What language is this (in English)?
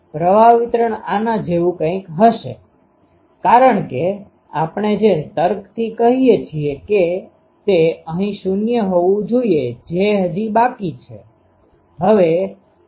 Gujarati